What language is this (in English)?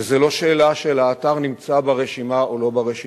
Hebrew